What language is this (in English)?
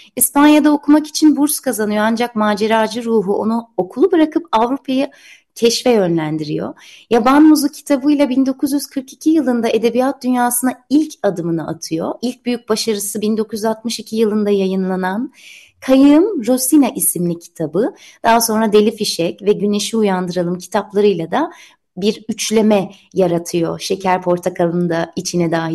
Turkish